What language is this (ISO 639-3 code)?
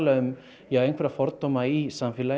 isl